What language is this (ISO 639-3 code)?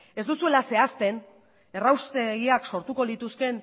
eus